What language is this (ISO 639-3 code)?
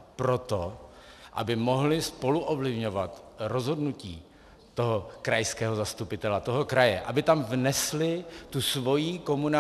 ces